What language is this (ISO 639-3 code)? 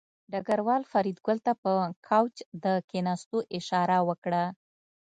pus